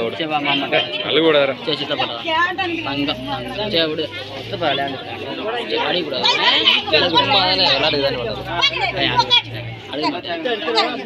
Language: Arabic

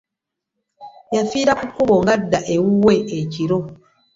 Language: Ganda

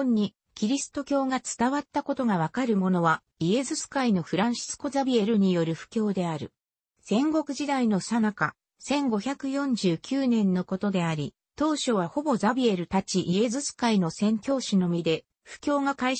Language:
Japanese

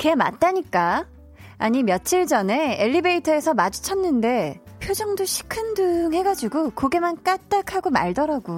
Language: Korean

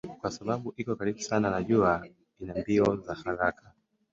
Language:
Swahili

